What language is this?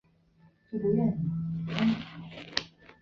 Chinese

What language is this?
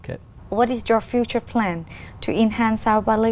Vietnamese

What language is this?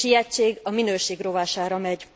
Hungarian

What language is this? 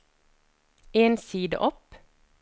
Norwegian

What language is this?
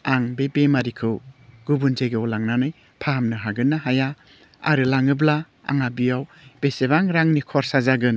Bodo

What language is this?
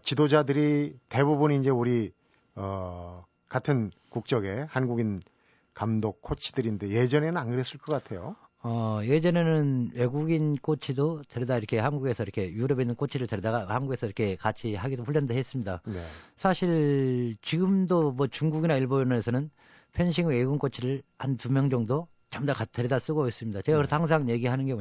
Korean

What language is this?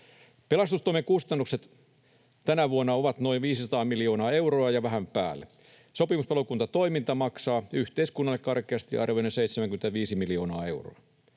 Finnish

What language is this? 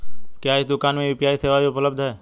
Hindi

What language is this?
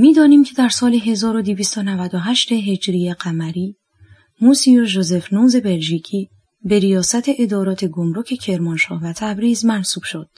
Persian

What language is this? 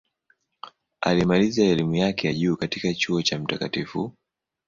Swahili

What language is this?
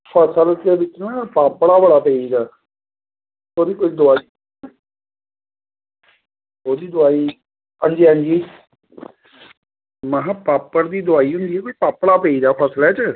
Dogri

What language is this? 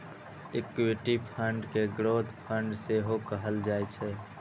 Maithili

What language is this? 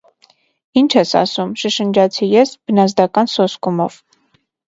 Armenian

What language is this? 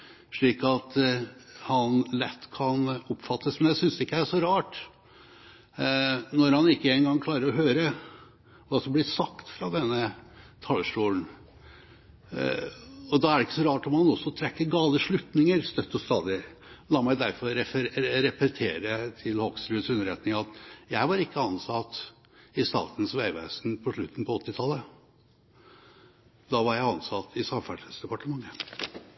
Norwegian Bokmål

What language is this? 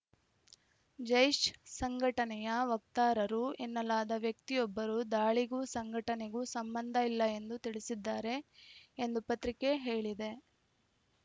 Kannada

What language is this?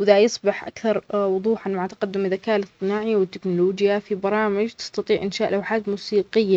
Omani Arabic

